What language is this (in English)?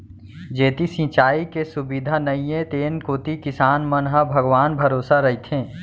Chhattisgarhi